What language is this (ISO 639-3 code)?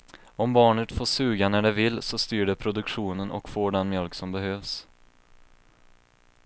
swe